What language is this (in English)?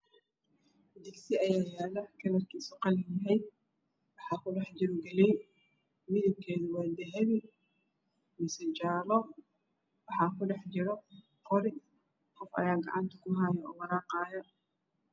Somali